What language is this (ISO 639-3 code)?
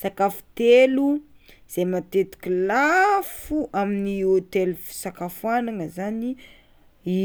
xmw